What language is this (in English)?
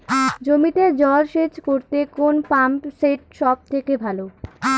Bangla